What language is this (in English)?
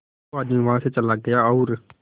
Hindi